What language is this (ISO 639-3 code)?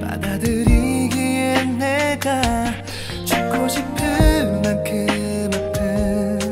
kor